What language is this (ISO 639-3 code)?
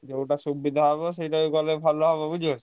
ori